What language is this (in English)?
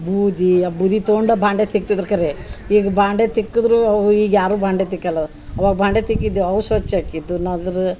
Kannada